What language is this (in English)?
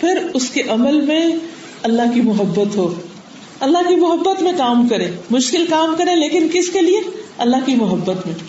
Urdu